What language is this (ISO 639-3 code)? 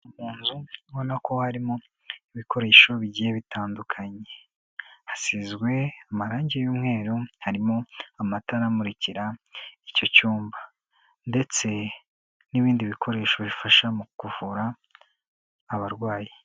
kin